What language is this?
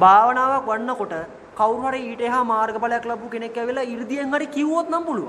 Hindi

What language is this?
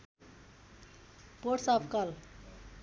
Nepali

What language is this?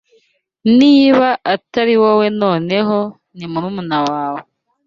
Kinyarwanda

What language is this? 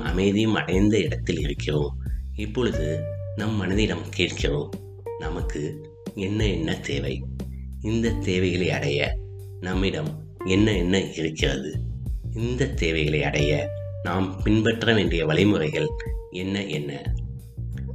Tamil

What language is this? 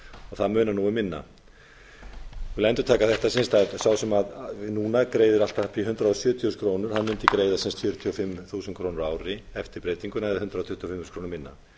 Icelandic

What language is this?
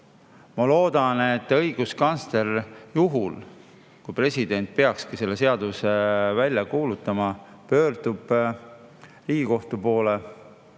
Estonian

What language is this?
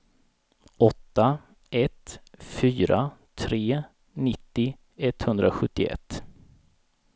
Swedish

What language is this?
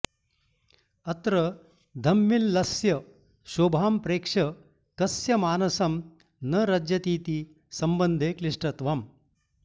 Sanskrit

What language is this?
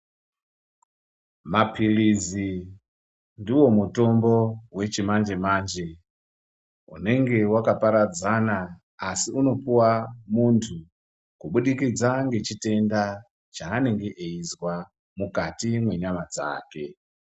Ndau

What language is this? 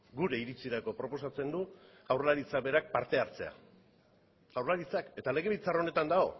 Basque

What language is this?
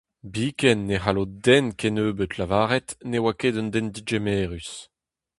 Breton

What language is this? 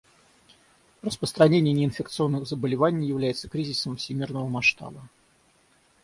Russian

